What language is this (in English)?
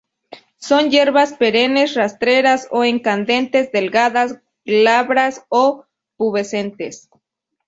Spanish